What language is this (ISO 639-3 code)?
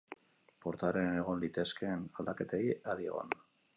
eus